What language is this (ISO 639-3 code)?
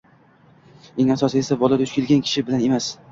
uzb